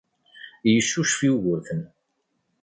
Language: Kabyle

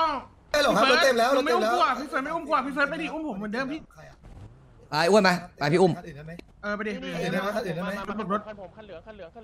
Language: Thai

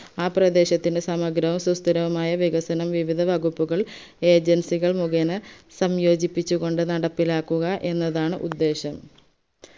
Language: Malayalam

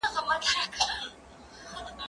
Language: Pashto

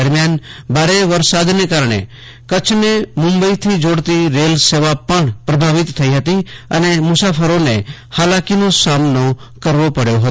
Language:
Gujarati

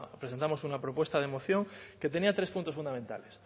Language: Spanish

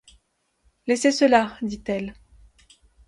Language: French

